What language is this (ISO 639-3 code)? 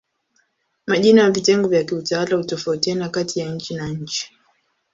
swa